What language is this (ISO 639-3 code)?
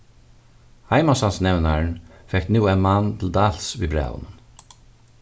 fao